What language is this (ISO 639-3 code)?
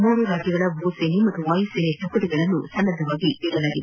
kan